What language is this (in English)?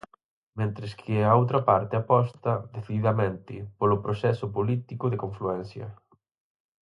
Galician